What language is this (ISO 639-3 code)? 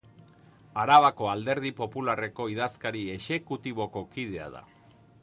eus